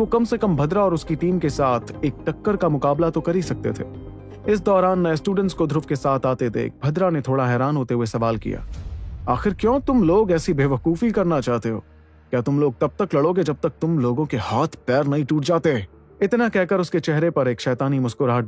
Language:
Hindi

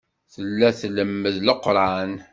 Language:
Kabyle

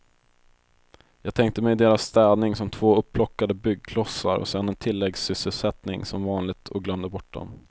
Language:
Swedish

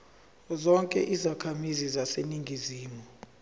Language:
Zulu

